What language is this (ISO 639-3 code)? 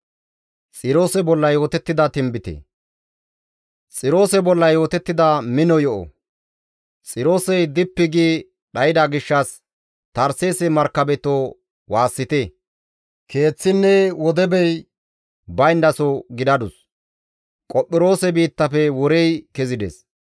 gmv